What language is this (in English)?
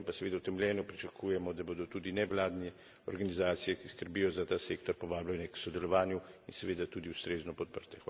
Slovenian